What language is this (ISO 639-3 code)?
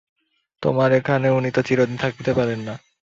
ben